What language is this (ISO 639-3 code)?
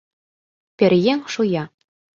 chm